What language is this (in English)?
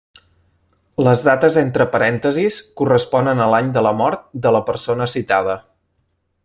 Catalan